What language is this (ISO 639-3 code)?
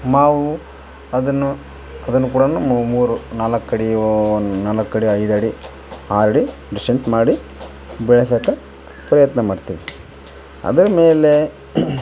kan